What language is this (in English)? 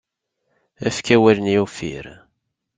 Kabyle